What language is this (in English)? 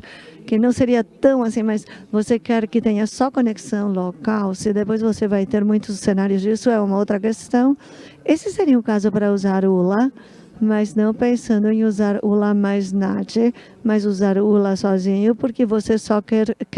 Portuguese